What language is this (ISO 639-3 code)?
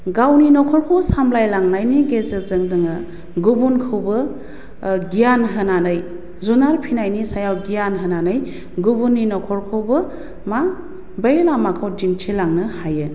brx